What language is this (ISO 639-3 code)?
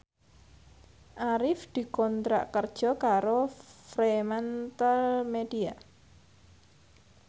jav